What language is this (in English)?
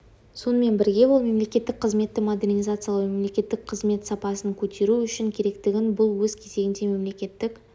Kazakh